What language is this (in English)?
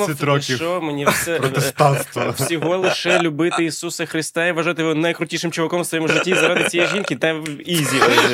Ukrainian